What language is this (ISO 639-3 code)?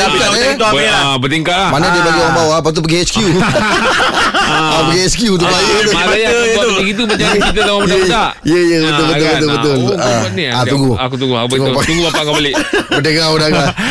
msa